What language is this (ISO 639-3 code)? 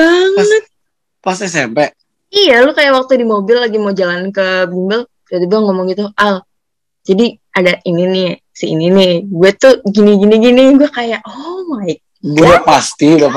ind